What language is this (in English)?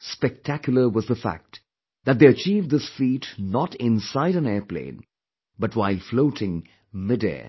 English